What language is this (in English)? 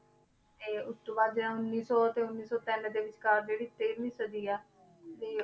Punjabi